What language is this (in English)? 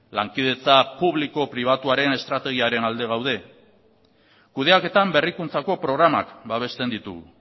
Basque